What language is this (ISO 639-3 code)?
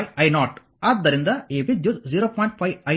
kan